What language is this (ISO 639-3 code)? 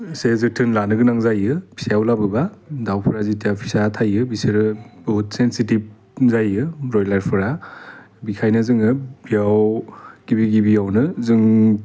brx